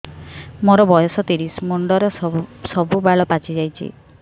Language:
Odia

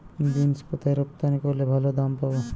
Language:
Bangla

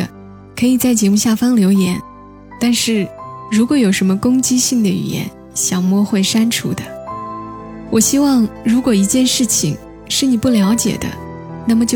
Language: Chinese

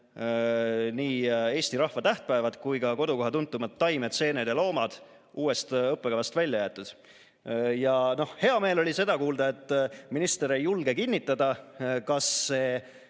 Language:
Estonian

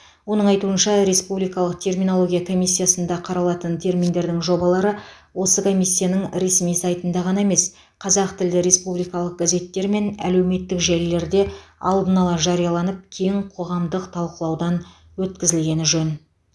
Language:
Kazakh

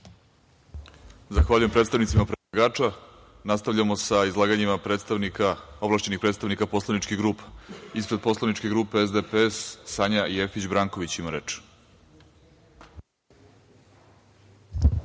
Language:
Serbian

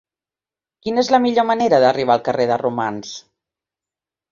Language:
Catalan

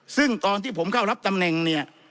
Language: Thai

